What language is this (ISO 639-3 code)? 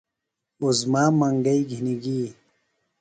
phl